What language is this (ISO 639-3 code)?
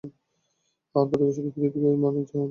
ben